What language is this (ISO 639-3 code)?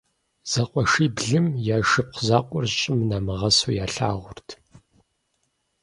kbd